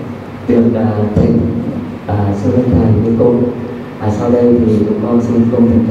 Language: Vietnamese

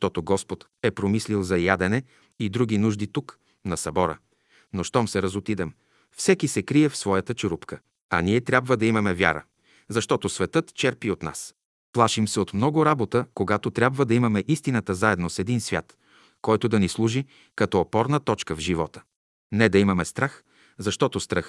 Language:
Bulgarian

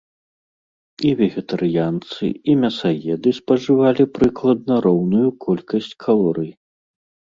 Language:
Belarusian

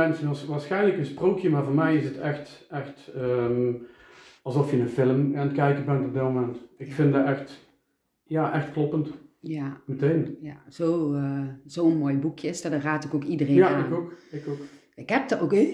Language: Dutch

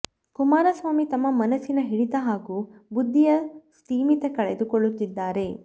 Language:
Kannada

